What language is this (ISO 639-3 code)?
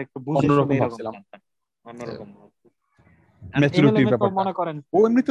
ben